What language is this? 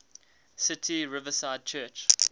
English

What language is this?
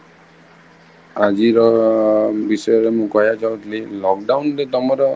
Odia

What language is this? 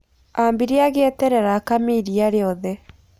Kikuyu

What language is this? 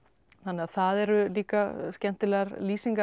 Icelandic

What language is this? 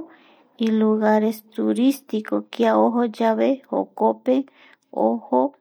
Eastern Bolivian Guaraní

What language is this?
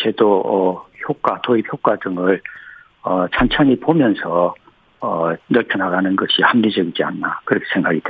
Korean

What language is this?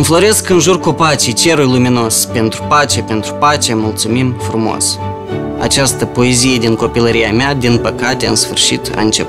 Romanian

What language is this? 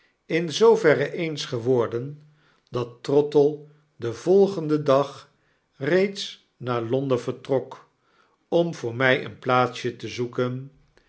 Dutch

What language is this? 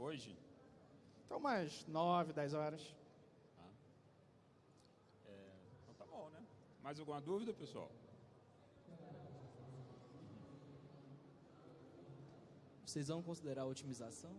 Portuguese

